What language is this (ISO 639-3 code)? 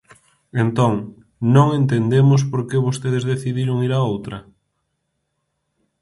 glg